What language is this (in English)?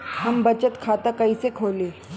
Bhojpuri